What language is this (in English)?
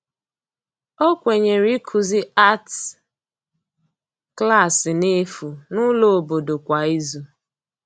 Igbo